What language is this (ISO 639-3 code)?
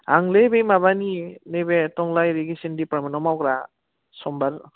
brx